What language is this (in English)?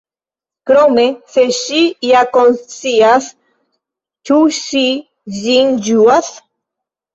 Esperanto